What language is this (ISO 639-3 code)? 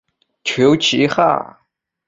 zho